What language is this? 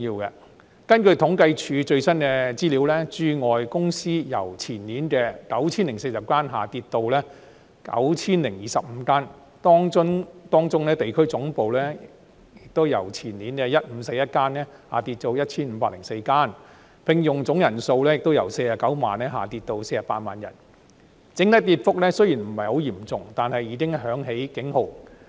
Cantonese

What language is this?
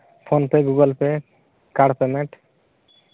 Santali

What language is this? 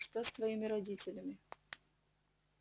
Russian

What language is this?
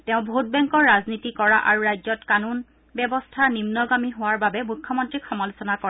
Assamese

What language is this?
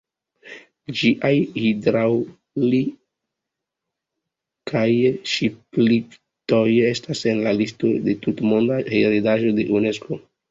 Esperanto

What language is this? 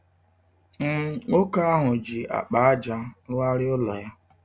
Igbo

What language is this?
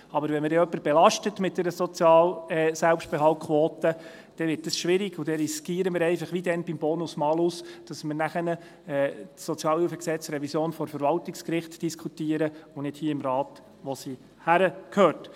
Swiss German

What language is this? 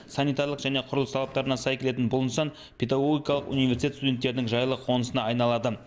Kazakh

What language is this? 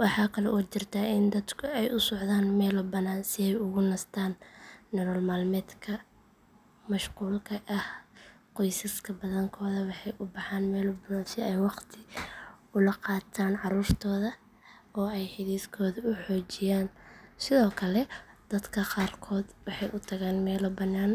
Somali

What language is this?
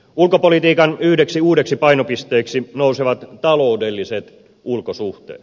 Finnish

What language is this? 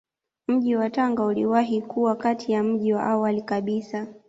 Swahili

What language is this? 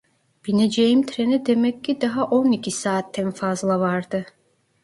Turkish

